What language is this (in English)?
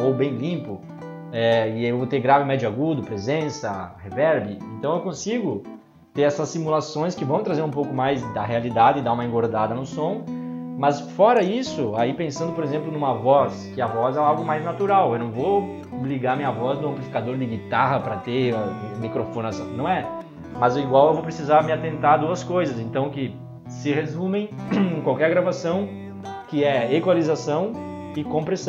Portuguese